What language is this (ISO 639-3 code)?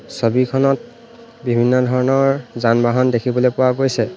asm